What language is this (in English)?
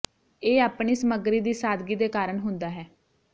Punjabi